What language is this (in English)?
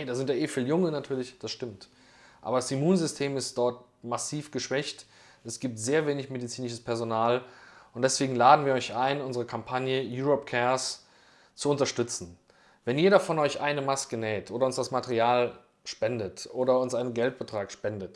German